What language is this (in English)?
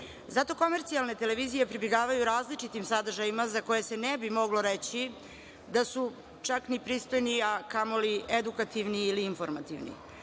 Serbian